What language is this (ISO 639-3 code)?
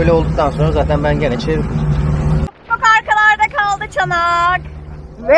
tur